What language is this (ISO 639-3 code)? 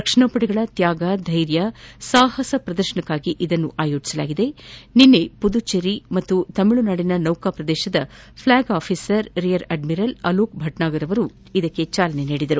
kan